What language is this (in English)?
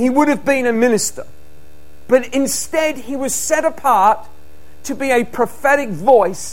English